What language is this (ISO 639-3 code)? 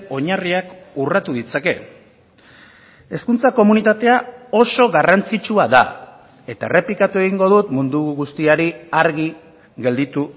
eus